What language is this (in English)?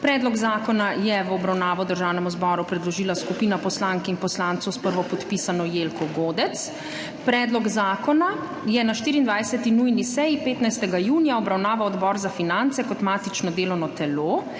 Slovenian